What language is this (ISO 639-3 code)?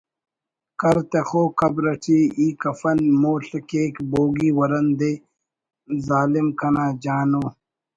brh